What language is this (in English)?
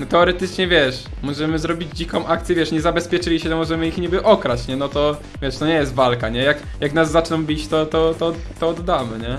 Polish